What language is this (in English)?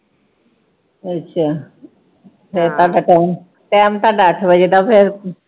Punjabi